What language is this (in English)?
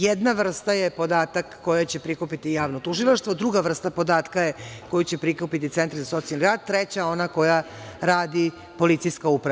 Serbian